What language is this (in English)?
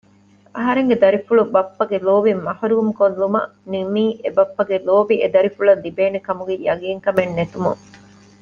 Divehi